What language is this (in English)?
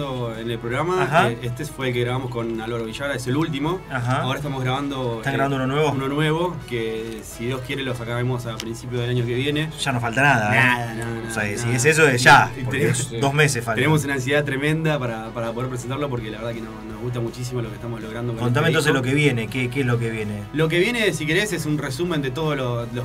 Spanish